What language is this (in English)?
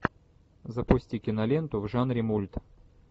Russian